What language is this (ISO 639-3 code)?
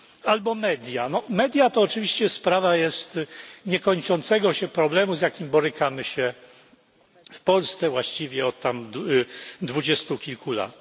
pol